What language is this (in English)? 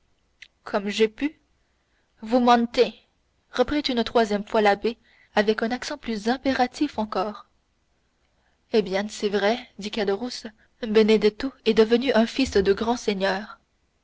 French